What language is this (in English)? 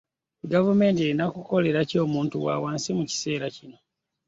Ganda